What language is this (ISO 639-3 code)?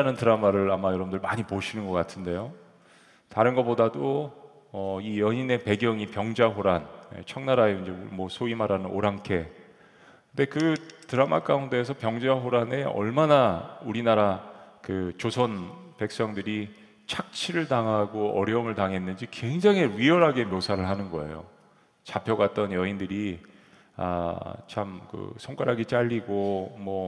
kor